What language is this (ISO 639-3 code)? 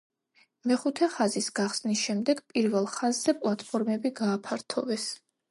kat